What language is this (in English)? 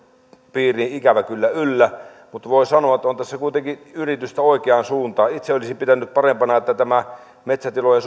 Finnish